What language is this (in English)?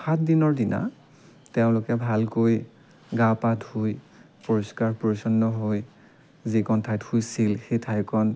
Assamese